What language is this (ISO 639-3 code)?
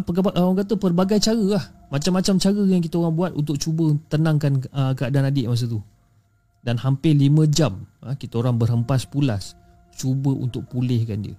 msa